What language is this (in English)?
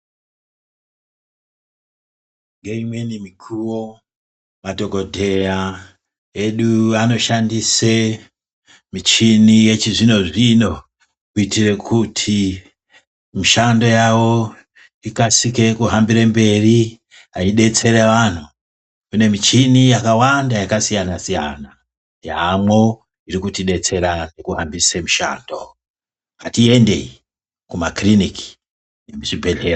Ndau